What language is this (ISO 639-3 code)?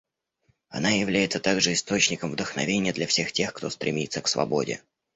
rus